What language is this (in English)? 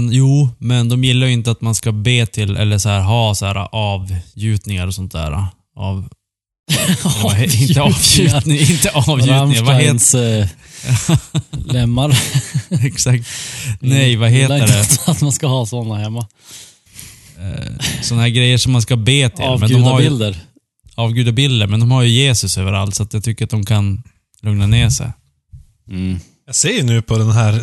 Swedish